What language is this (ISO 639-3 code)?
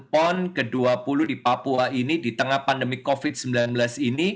ind